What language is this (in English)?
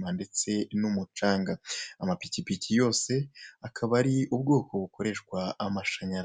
Kinyarwanda